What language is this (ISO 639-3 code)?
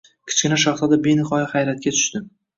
uzb